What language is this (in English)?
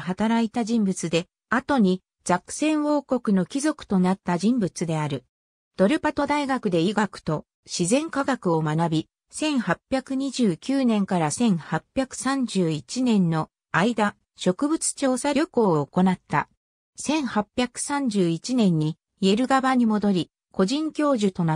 Japanese